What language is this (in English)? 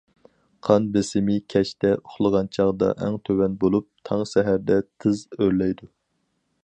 Uyghur